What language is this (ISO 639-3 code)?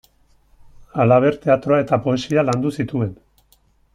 eus